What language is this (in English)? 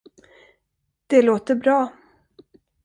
Swedish